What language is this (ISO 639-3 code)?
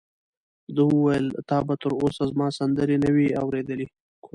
pus